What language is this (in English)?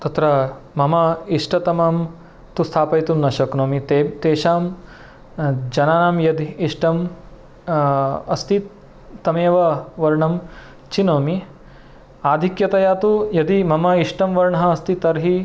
Sanskrit